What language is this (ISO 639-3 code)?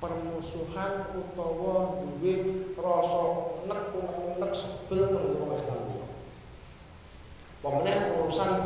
ind